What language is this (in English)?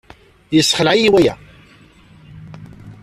Kabyle